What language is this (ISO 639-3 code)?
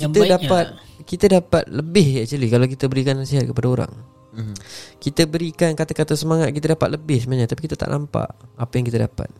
msa